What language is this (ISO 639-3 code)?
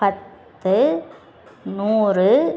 tam